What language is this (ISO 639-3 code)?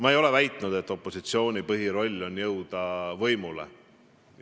est